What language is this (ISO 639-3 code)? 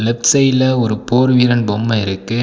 tam